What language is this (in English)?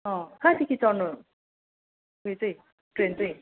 Nepali